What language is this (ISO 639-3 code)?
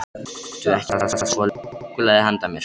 isl